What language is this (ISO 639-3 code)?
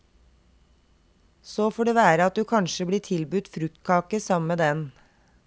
nor